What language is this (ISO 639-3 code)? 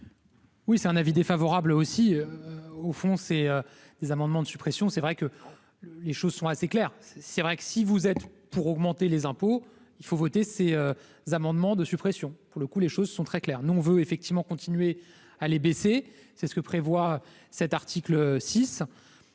fra